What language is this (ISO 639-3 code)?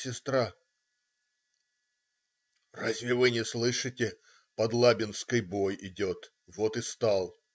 rus